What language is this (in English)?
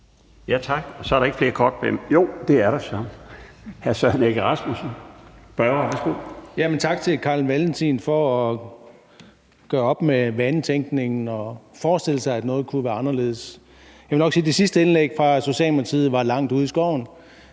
Danish